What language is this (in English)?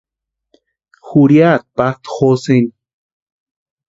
Western Highland Purepecha